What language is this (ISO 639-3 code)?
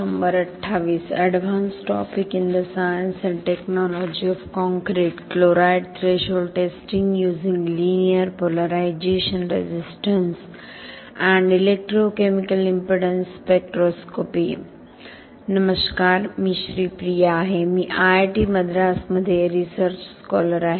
mar